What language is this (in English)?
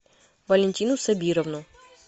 Russian